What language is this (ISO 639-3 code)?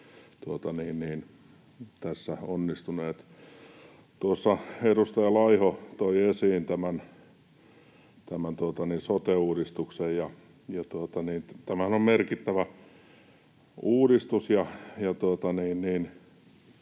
fin